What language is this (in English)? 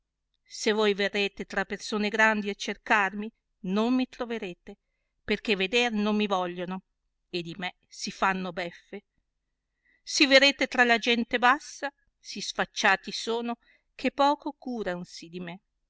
Italian